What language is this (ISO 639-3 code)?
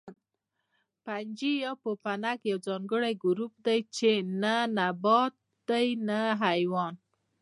pus